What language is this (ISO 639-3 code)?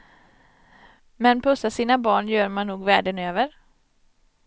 swe